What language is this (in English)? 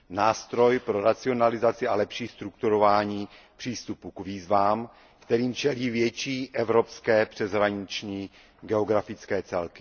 Czech